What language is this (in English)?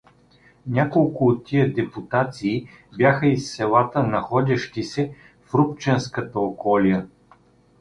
Bulgarian